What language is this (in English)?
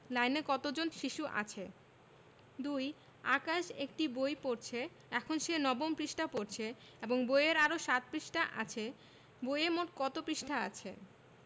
Bangla